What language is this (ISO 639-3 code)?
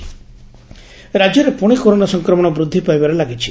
ori